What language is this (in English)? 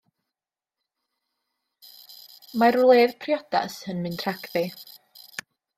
Welsh